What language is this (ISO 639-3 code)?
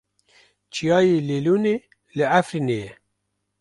kur